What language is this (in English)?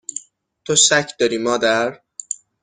Persian